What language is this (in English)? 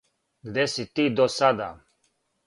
Serbian